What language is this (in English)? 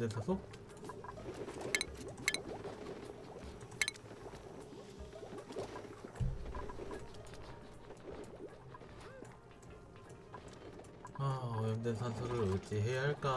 Korean